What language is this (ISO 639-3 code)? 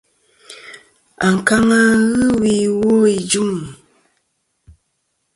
bkm